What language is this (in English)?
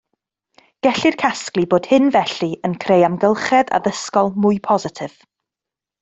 Welsh